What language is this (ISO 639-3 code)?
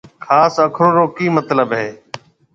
mve